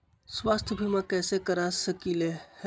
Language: Magahi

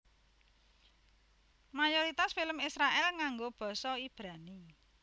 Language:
Javanese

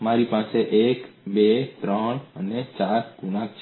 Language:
Gujarati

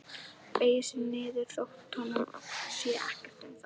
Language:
Icelandic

